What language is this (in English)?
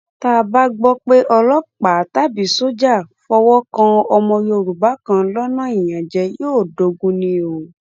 Yoruba